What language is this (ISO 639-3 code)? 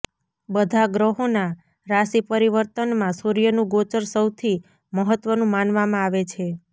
guj